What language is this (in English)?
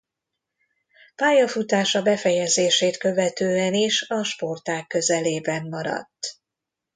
Hungarian